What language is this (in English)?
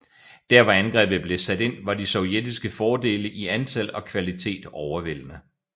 Danish